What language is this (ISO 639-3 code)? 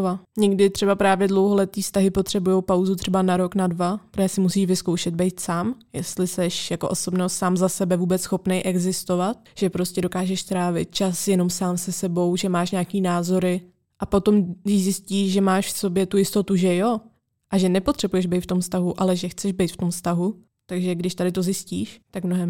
ces